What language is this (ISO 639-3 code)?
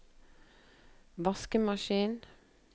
nor